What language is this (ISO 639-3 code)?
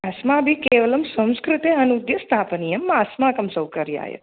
san